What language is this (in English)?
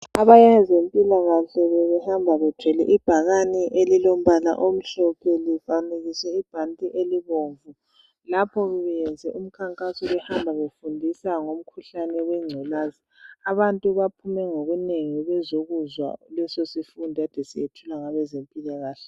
North Ndebele